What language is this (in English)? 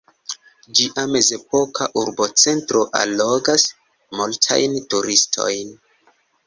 Esperanto